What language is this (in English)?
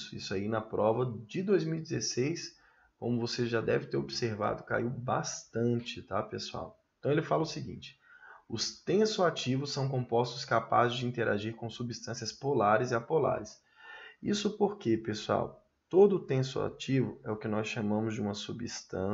Portuguese